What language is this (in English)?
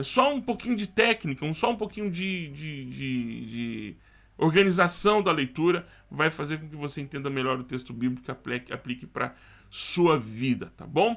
Portuguese